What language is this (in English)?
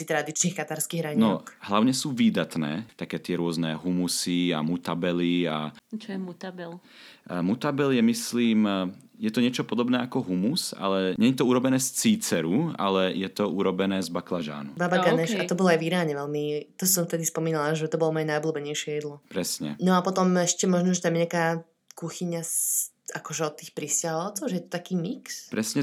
Slovak